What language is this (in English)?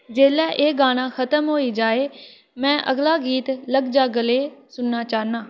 Dogri